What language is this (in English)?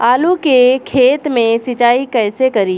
Bhojpuri